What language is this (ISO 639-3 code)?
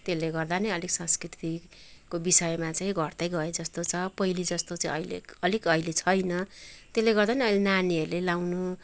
nep